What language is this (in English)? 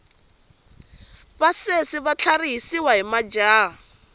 Tsonga